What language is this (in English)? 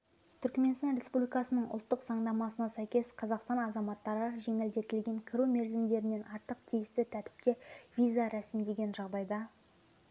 Kazakh